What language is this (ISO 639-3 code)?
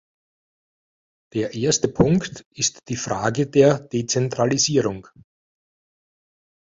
deu